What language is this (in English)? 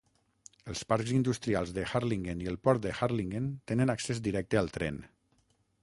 Catalan